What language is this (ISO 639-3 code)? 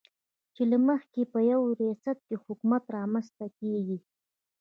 pus